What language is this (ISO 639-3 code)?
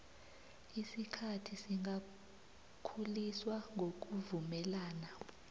nbl